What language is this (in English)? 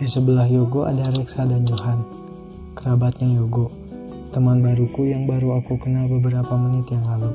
Indonesian